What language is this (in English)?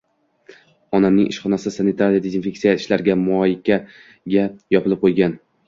Uzbek